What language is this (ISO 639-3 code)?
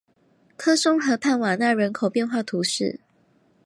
zho